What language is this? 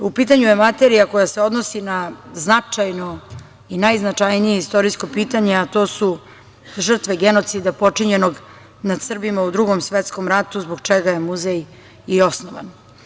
Serbian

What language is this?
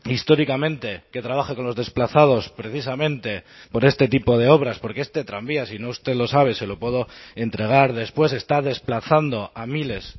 Spanish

